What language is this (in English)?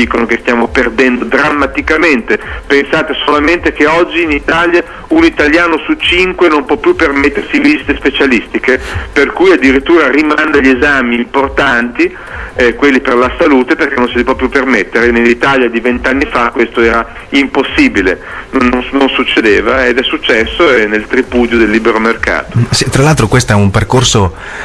Italian